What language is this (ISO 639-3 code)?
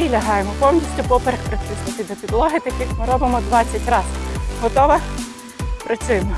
ukr